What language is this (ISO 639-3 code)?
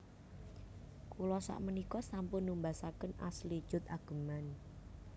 jav